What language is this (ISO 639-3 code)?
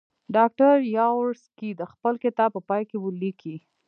pus